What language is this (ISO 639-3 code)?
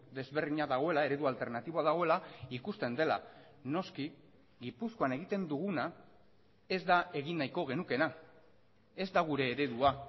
eus